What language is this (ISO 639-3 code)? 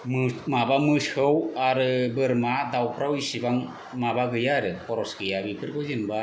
brx